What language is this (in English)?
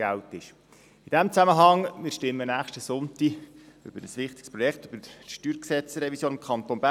Swiss German